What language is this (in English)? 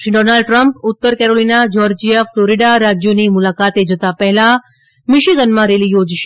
Gujarati